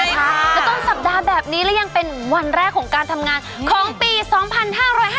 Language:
Thai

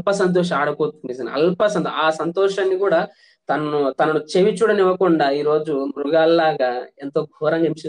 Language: Hindi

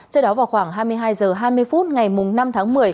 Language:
Vietnamese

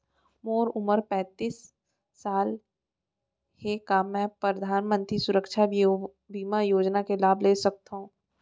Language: Chhattisgarhi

